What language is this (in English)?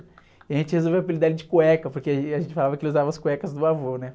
Portuguese